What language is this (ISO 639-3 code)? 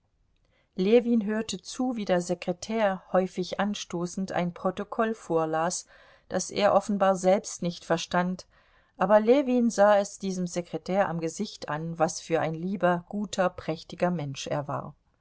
deu